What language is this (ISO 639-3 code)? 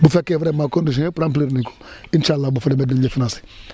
wol